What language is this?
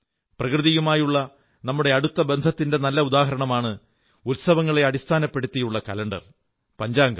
Malayalam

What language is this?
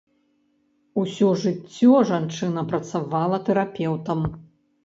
Belarusian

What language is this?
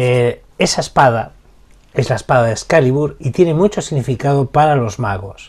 Spanish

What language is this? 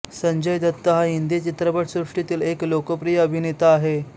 Marathi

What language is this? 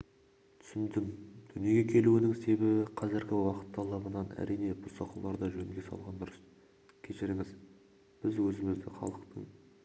Kazakh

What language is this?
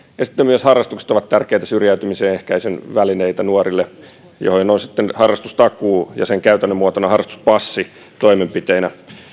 Finnish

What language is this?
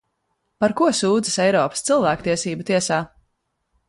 Latvian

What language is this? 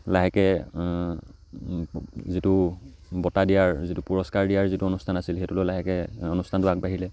Assamese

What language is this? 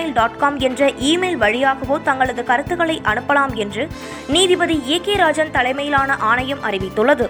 Tamil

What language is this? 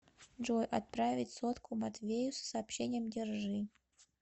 Russian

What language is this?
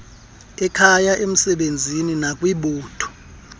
Xhosa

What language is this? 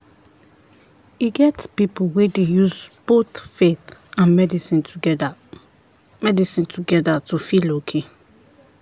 Nigerian Pidgin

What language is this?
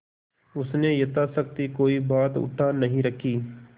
Hindi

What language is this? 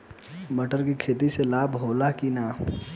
Bhojpuri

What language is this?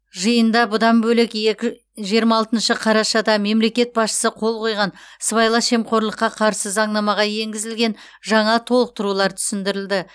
Kazakh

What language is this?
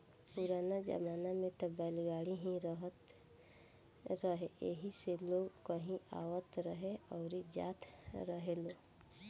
Bhojpuri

